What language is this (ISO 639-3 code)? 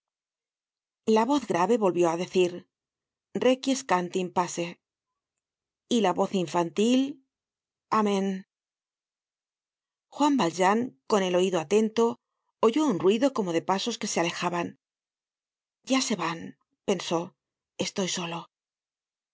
spa